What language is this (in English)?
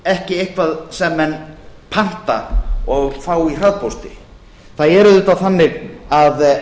Icelandic